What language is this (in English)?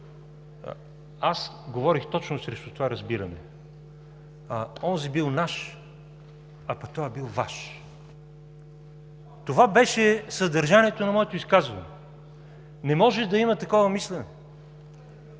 Bulgarian